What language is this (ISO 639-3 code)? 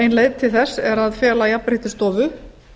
isl